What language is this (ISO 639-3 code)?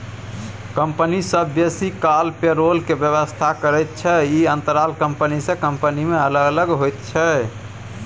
mai